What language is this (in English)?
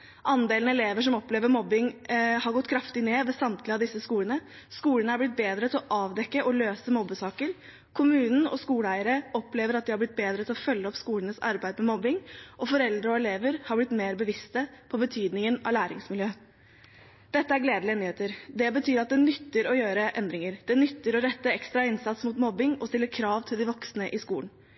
Norwegian Bokmål